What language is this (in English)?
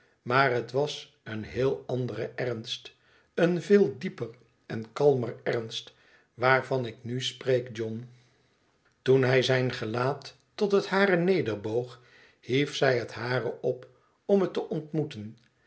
Dutch